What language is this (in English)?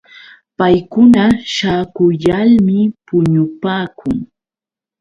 Yauyos Quechua